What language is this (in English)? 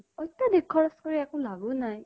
Assamese